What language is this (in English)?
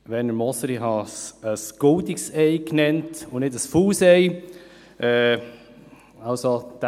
Swiss German